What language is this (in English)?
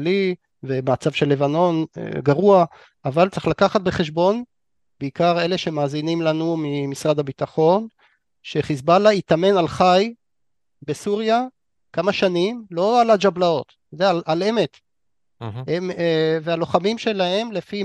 Hebrew